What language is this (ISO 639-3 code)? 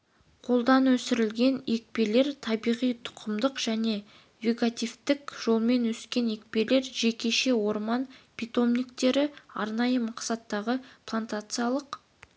kaz